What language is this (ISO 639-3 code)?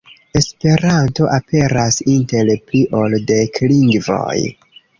epo